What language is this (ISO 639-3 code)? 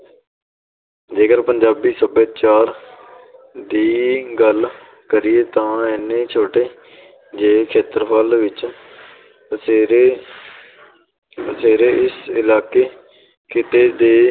pan